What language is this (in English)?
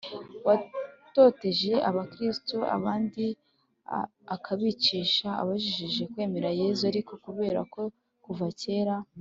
Kinyarwanda